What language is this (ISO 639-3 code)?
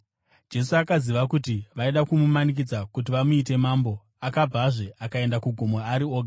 sna